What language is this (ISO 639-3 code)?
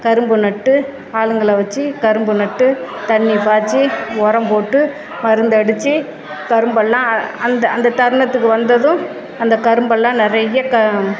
tam